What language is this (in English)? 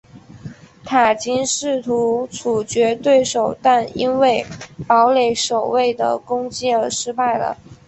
Chinese